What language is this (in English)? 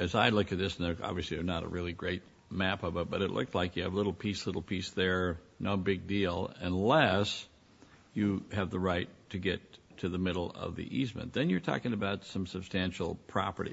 English